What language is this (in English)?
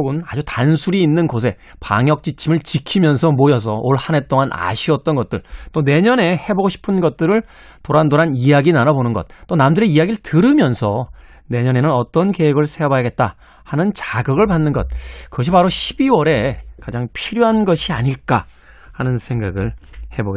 Korean